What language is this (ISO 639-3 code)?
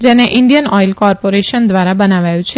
guj